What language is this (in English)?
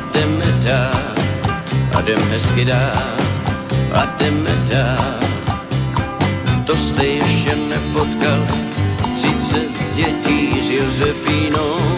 Slovak